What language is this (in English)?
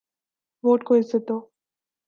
Urdu